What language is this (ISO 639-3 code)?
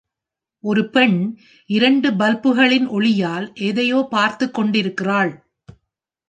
tam